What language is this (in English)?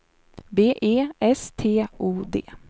Swedish